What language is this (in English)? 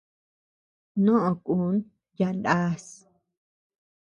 Tepeuxila Cuicatec